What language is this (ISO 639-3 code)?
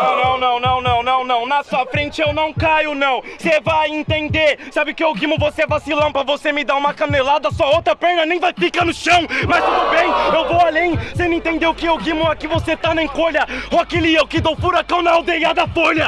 por